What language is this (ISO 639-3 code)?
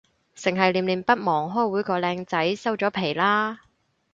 yue